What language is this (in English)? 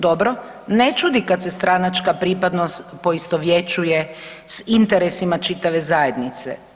Croatian